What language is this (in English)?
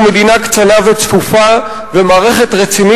Hebrew